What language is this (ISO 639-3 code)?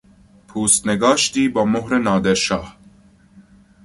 fas